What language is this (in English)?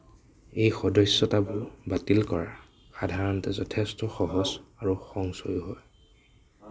Assamese